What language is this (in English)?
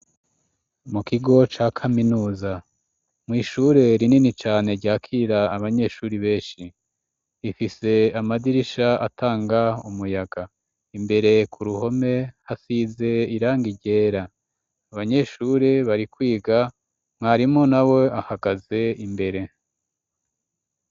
Rundi